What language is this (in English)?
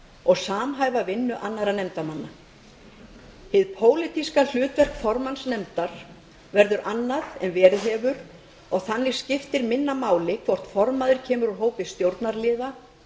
Icelandic